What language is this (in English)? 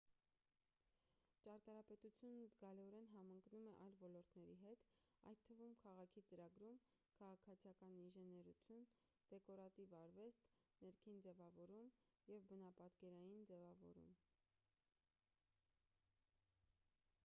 Armenian